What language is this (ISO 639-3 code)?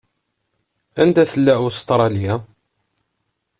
kab